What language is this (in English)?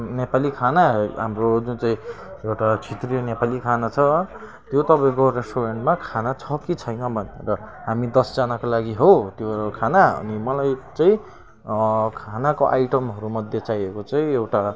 Nepali